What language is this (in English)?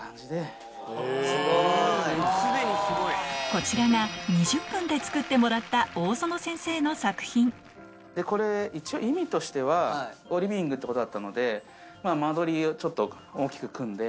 Japanese